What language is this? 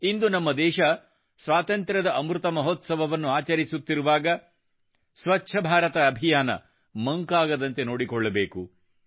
Kannada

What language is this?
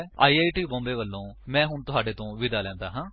Punjabi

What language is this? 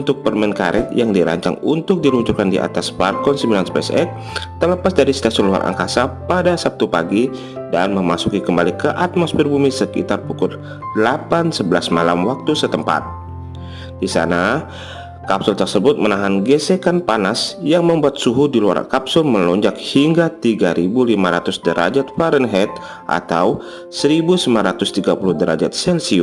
Indonesian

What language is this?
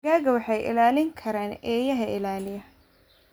Somali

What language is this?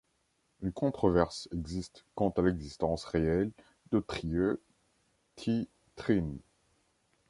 French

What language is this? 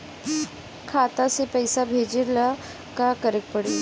Bhojpuri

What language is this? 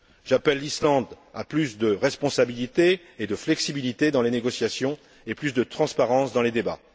French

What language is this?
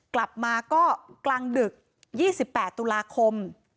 Thai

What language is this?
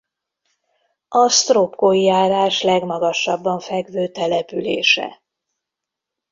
Hungarian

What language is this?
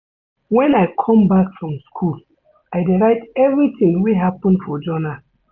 Nigerian Pidgin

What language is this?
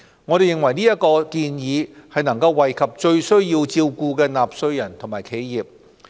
Cantonese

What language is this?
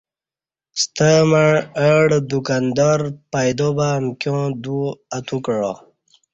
Kati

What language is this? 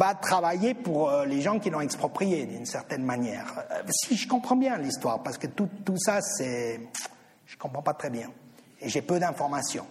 French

